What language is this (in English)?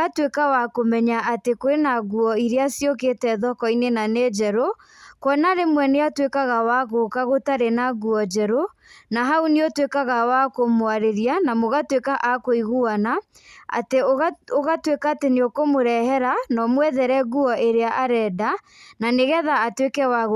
Kikuyu